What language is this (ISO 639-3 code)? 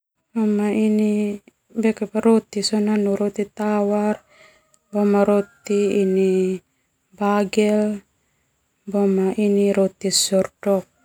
twu